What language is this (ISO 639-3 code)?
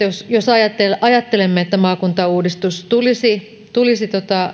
fin